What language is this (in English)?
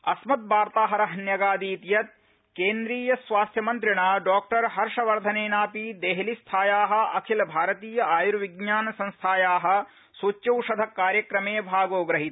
Sanskrit